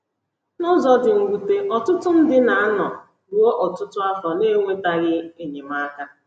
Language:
Igbo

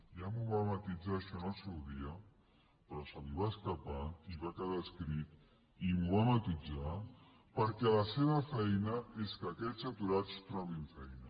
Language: Catalan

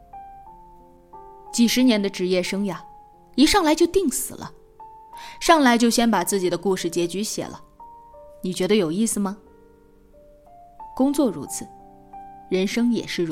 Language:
Chinese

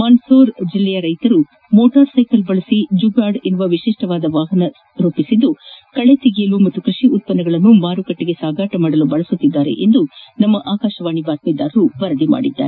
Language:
Kannada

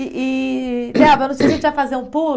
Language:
Portuguese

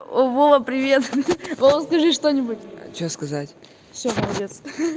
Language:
Russian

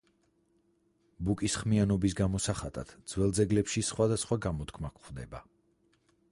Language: Georgian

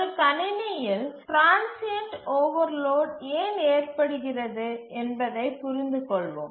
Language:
Tamil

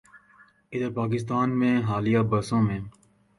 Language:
Urdu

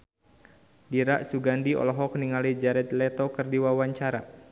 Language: Sundanese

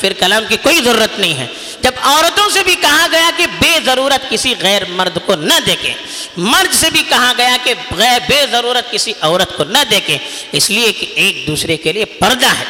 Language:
Urdu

